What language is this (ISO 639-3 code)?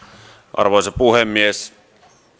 fin